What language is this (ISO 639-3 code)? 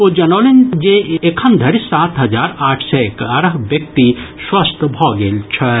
mai